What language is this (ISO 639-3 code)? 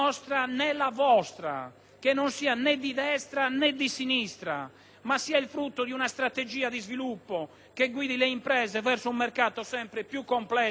ita